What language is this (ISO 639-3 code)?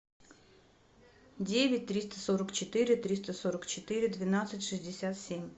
rus